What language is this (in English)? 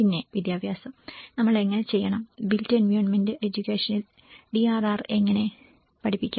Malayalam